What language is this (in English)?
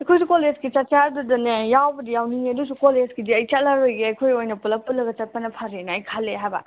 Manipuri